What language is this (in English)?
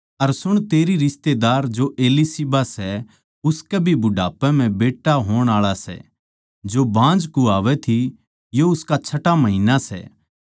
Haryanvi